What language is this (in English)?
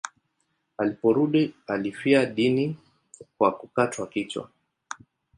Swahili